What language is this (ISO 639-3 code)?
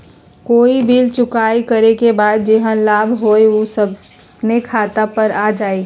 mag